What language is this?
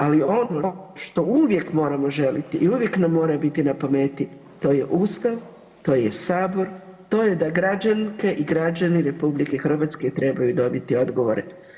Croatian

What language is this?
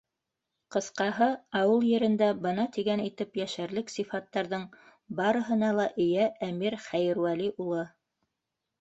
Bashkir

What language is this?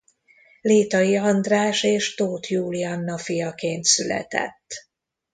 Hungarian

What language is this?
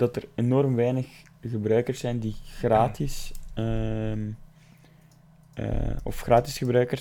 Dutch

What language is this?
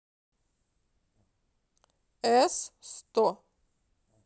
Russian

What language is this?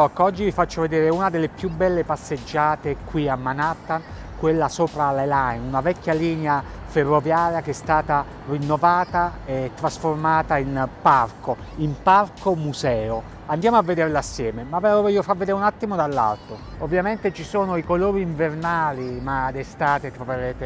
Italian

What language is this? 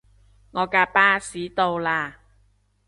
Cantonese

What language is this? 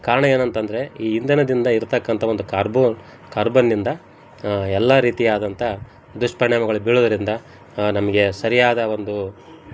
Kannada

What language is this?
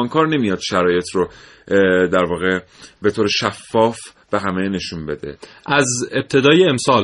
Persian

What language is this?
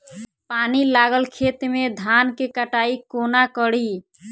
Maithili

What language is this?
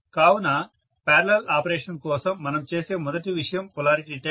Telugu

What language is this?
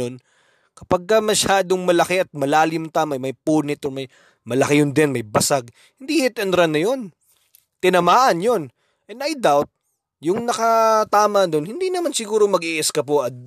Filipino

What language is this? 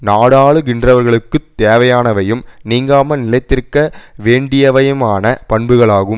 Tamil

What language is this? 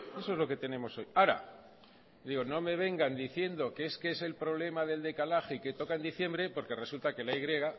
Spanish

